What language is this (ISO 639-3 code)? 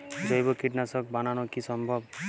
ben